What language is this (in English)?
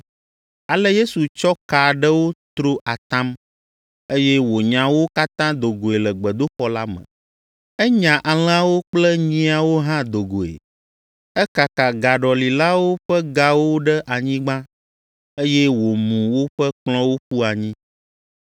Ewe